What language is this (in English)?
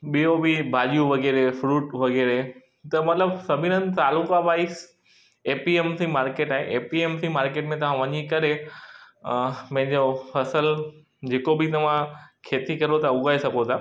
Sindhi